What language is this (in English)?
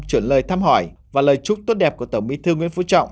Vietnamese